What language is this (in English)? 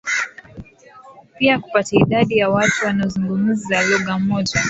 Swahili